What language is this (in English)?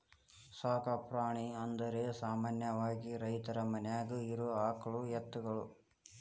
Kannada